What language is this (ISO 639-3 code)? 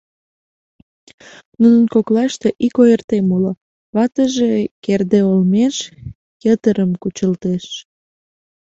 chm